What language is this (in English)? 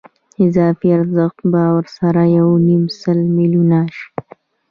Pashto